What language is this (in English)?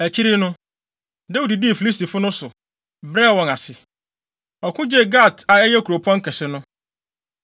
Akan